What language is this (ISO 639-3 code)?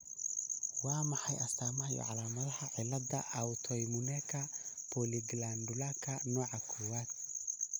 som